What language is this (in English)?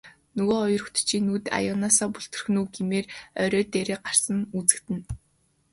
Mongolian